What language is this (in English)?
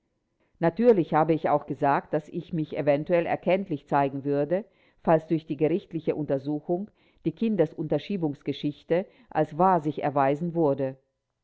German